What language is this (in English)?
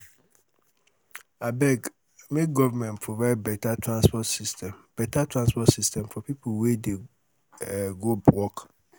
Nigerian Pidgin